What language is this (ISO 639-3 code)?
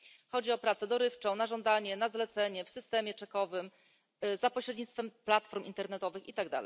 pol